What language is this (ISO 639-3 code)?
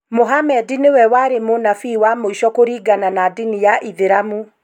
kik